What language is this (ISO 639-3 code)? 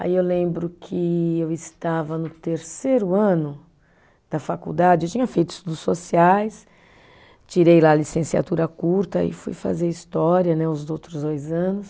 por